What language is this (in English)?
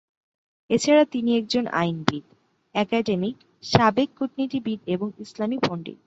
Bangla